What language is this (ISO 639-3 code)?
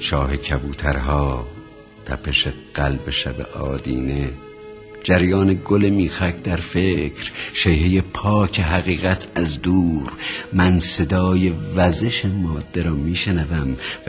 fas